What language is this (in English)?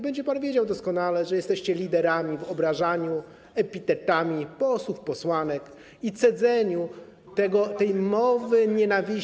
Polish